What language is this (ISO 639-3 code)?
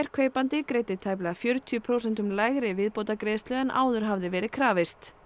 isl